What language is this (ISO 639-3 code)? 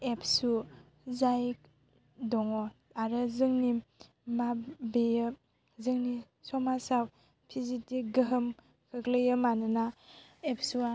brx